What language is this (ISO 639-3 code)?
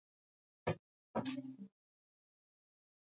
swa